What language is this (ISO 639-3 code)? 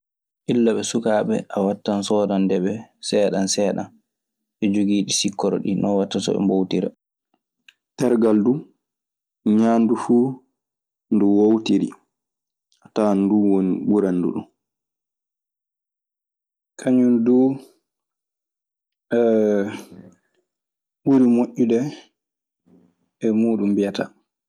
ffm